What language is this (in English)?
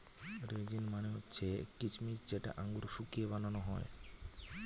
Bangla